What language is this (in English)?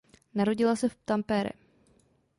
Czech